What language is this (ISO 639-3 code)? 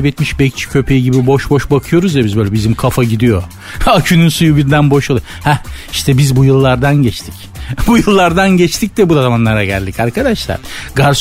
tur